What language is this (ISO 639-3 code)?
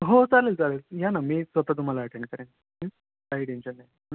mar